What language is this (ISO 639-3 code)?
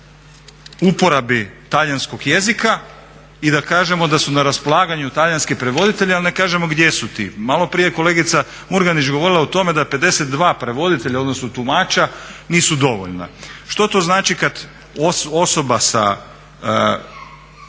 hrv